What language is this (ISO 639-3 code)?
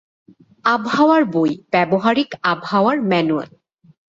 ben